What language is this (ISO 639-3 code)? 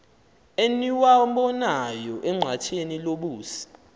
xho